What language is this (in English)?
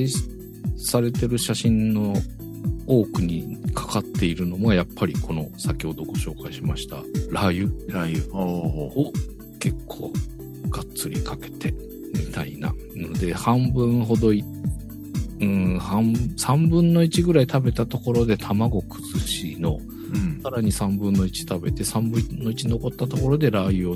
Japanese